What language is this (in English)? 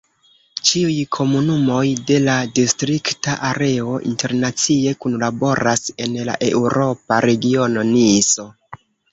Esperanto